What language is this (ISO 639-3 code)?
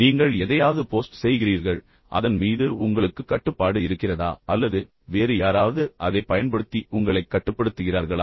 tam